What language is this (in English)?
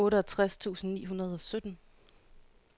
Danish